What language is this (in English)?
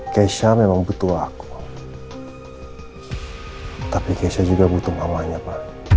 Indonesian